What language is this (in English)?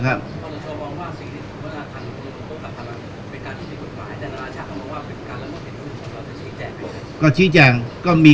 Thai